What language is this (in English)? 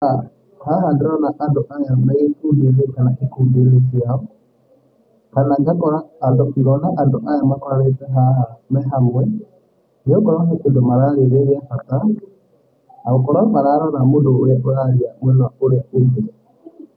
Kikuyu